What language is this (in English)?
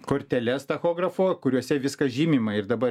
Lithuanian